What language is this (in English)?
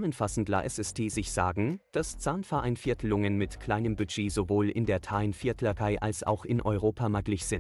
German